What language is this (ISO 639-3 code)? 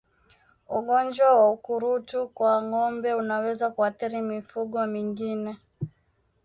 swa